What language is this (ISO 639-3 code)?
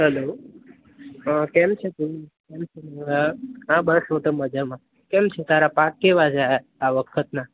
guj